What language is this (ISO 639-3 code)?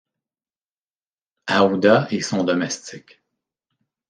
fra